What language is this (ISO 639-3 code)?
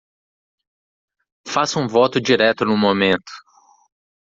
por